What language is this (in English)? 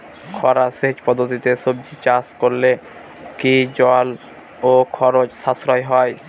Bangla